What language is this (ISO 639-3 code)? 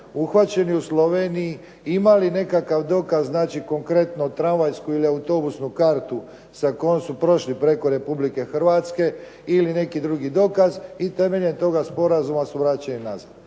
hrv